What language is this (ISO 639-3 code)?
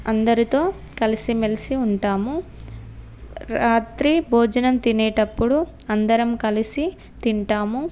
tel